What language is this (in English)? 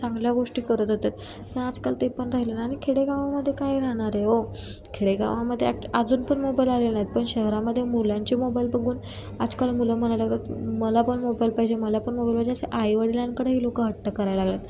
Marathi